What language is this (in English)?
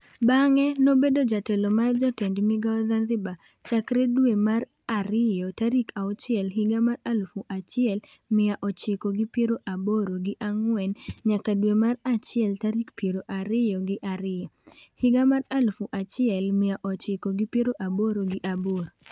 Luo (Kenya and Tanzania)